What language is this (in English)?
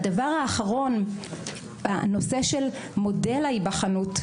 Hebrew